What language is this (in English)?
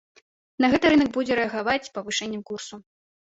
Belarusian